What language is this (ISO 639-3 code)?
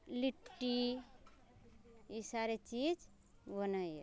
mai